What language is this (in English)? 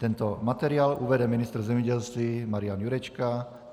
Czech